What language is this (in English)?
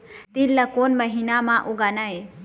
Chhattisgarhi